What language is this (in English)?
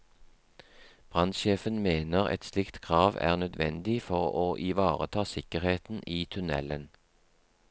Norwegian